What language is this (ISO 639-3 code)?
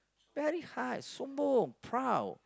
eng